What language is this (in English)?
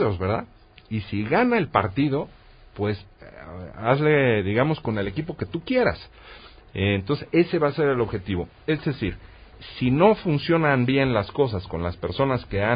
Spanish